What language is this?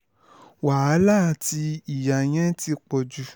Yoruba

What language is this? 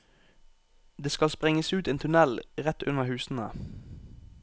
Norwegian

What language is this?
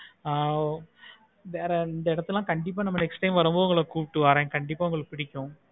Tamil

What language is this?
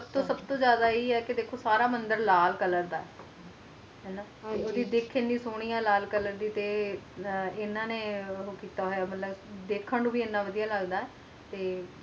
Punjabi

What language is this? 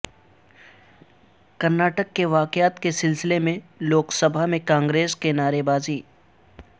Urdu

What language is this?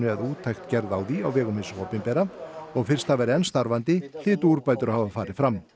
Icelandic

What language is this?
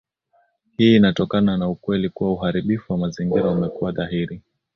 Swahili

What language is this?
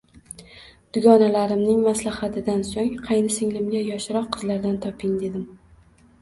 Uzbek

